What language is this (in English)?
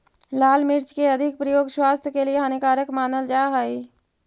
Magahi